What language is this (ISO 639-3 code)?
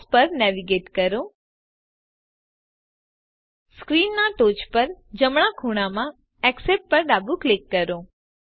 guj